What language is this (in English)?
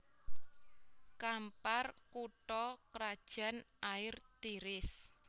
Javanese